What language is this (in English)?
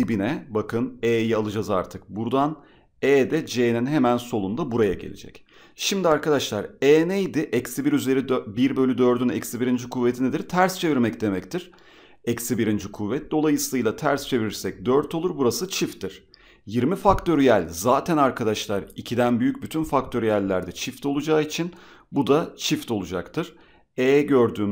Turkish